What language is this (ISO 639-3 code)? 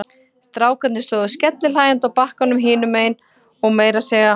isl